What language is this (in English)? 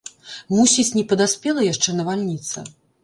Belarusian